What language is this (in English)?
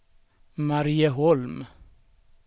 Swedish